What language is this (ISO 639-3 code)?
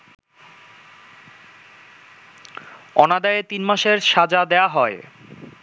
ben